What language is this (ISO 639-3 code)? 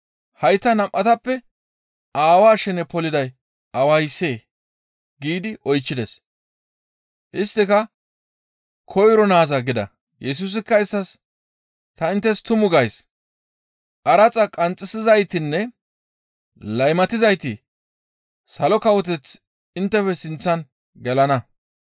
gmv